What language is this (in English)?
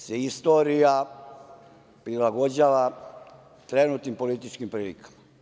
Serbian